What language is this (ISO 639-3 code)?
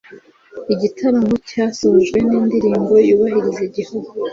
kin